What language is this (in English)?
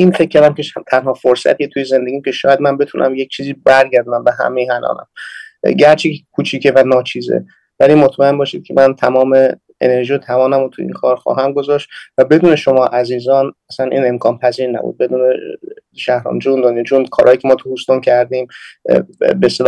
Persian